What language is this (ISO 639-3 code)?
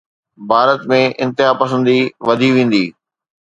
snd